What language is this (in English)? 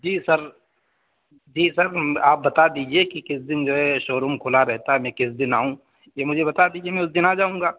Urdu